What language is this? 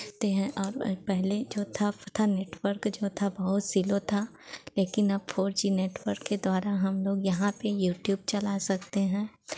Hindi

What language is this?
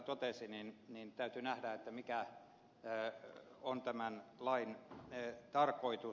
Finnish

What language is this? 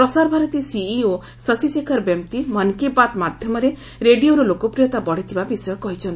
Odia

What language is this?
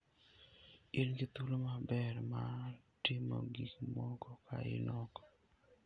Luo (Kenya and Tanzania)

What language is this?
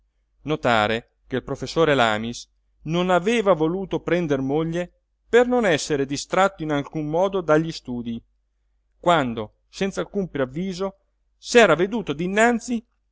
Italian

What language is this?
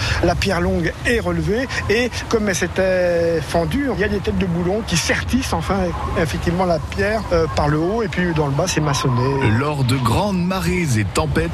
French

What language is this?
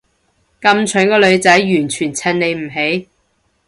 Cantonese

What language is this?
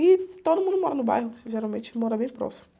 Portuguese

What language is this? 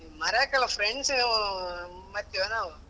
Kannada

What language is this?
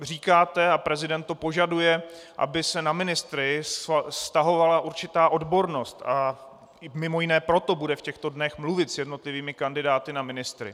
Czech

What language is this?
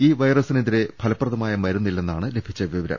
Malayalam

